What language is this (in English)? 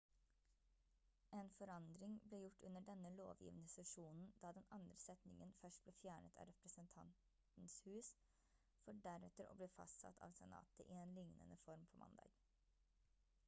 Norwegian Bokmål